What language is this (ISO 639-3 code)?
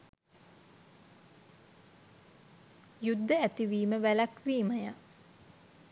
sin